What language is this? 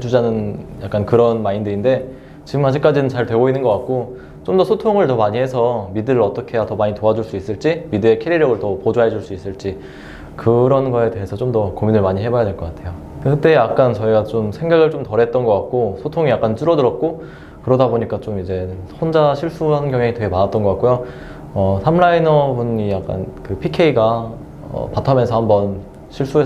Korean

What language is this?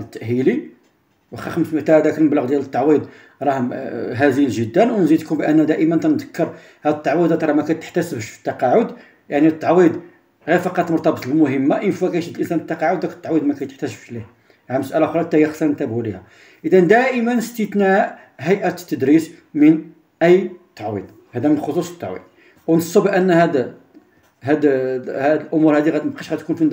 Arabic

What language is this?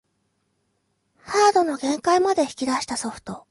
Japanese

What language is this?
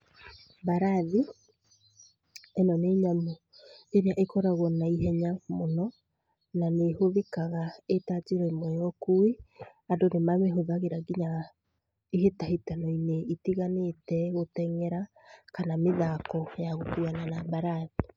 Kikuyu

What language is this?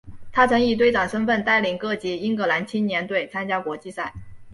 Chinese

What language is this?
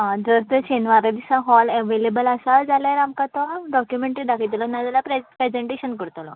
Konkani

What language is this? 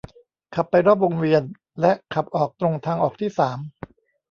Thai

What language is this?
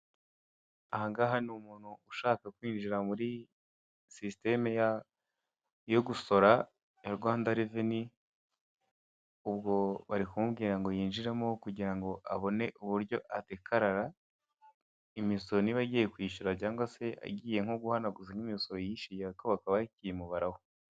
Kinyarwanda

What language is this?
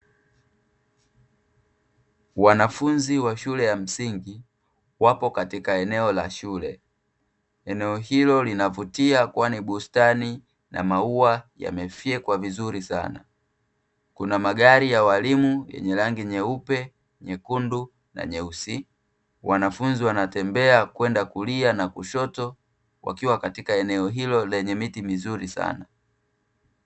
Swahili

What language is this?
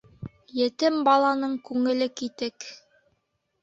Bashkir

